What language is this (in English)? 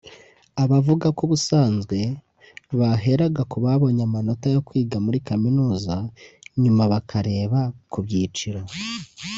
Kinyarwanda